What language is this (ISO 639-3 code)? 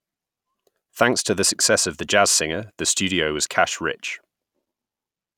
eng